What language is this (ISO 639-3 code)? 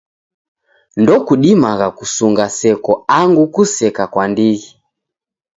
dav